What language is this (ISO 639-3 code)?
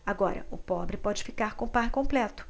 por